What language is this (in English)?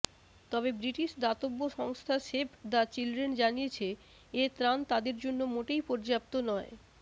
Bangla